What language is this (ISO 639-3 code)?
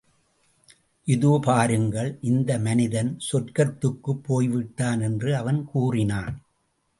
tam